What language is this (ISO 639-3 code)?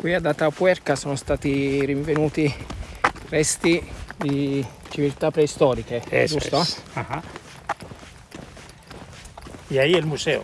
ita